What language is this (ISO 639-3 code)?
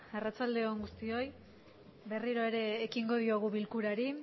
eus